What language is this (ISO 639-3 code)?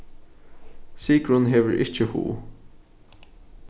fao